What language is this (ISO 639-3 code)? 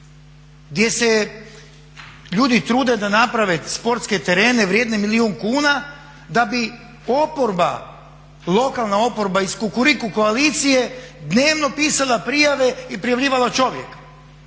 hrv